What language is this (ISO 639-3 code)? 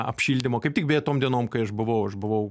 lit